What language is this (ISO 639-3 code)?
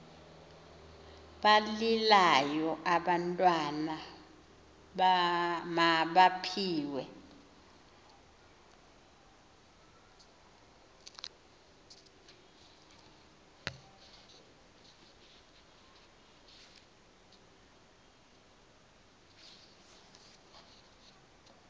xho